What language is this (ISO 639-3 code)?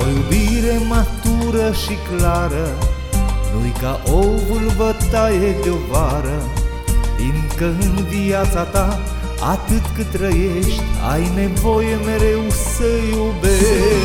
ron